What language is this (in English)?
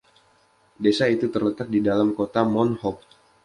Indonesian